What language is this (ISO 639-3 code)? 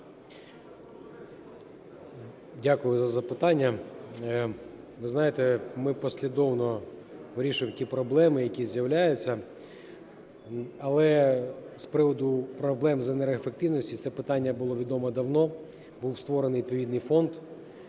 ukr